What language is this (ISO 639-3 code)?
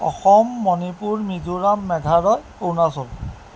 asm